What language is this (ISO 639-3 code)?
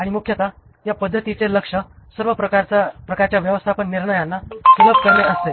mar